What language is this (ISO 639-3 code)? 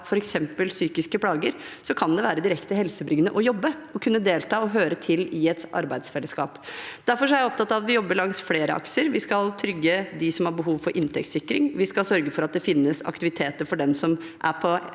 nor